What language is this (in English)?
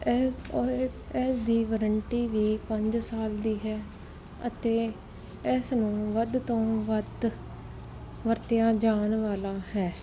Punjabi